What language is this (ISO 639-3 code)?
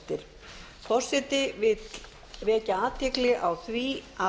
isl